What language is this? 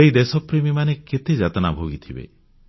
Odia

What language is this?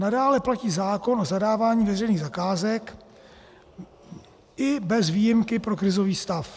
Czech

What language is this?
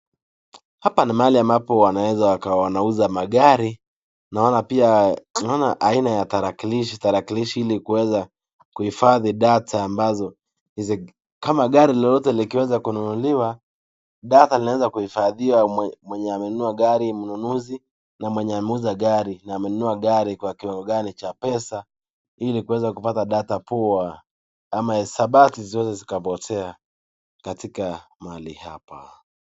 Swahili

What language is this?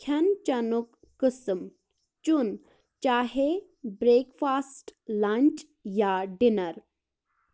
Kashmiri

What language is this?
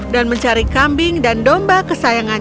Indonesian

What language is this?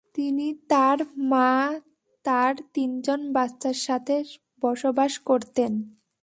Bangla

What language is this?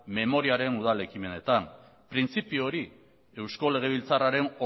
Basque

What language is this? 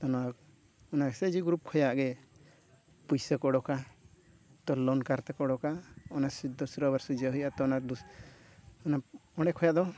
Santali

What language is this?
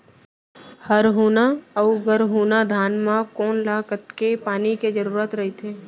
Chhattisgarhi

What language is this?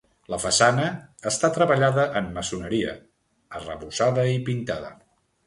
Catalan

